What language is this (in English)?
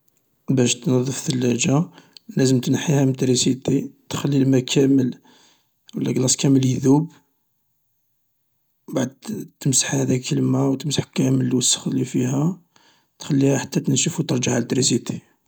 Algerian Arabic